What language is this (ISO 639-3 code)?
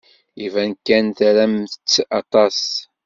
kab